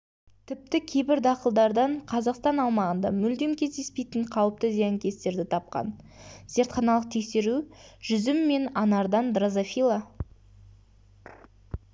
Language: Kazakh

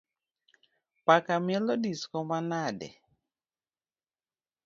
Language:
Luo (Kenya and Tanzania)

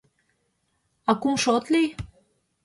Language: Mari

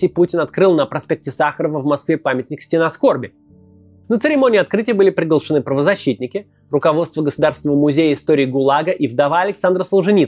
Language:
Russian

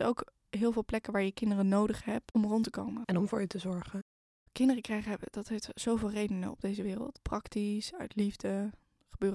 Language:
Dutch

